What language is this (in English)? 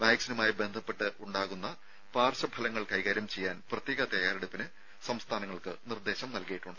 Malayalam